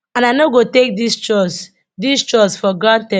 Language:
Nigerian Pidgin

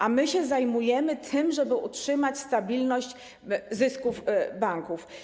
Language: Polish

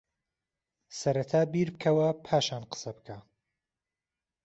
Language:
Central Kurdish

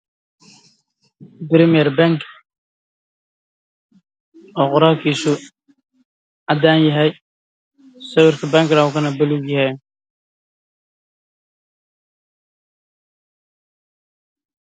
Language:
Somali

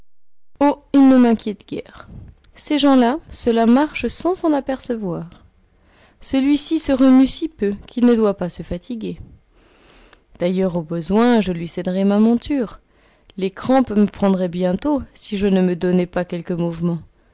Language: French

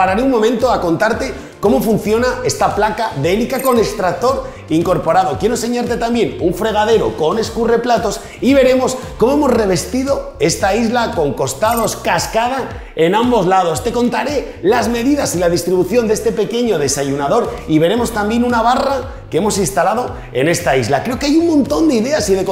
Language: Spanish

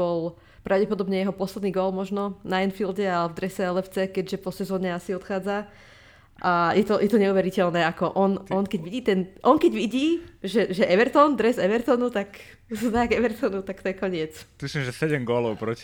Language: Slovak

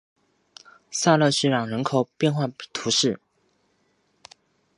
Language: Chinese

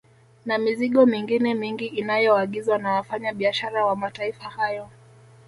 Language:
Swahili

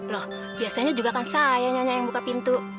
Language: Indonesian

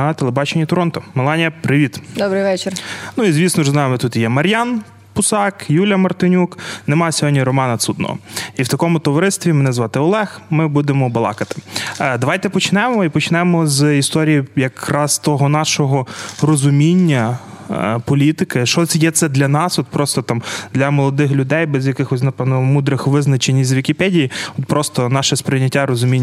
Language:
Ukrainian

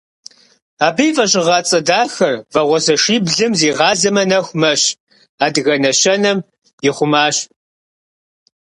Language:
Kabardian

